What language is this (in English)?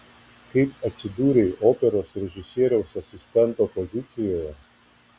Lithuanian